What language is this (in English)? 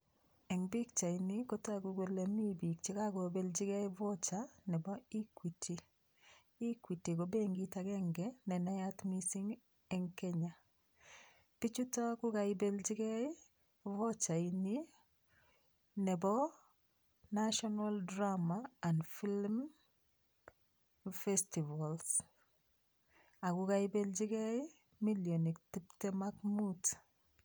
Kalenjin